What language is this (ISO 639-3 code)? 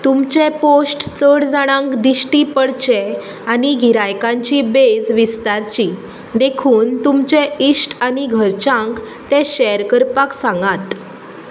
kok